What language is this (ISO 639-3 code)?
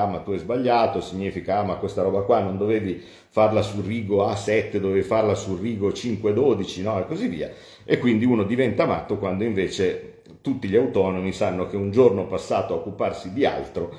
ita